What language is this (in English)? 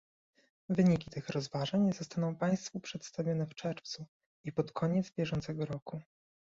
Polish